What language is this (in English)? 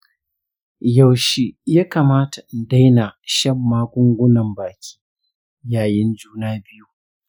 Hausa